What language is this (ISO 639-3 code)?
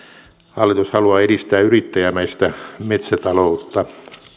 fin